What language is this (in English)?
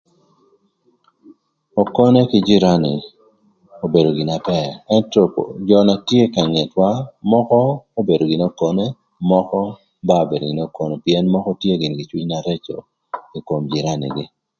Thur